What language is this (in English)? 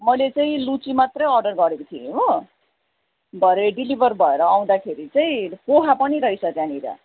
Nepali